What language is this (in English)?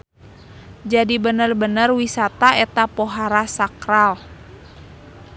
Sundanese